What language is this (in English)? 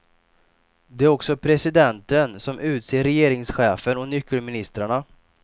Swedish